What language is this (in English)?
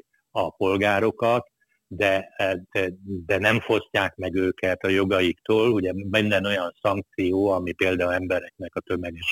Hungarian